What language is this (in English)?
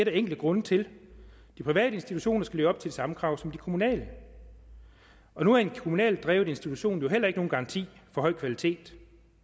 Danish